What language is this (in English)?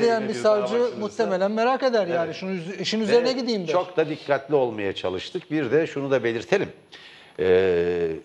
Turkish